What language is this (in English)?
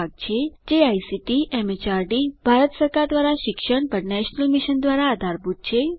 Gujarati